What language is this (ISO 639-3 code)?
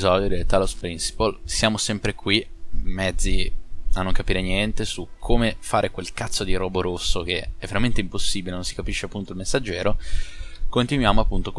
ita